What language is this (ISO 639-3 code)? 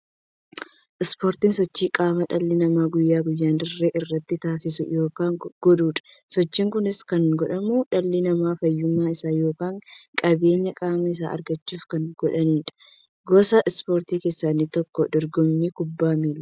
orm